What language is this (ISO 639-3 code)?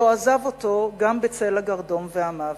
heb